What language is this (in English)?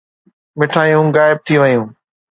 Sindhi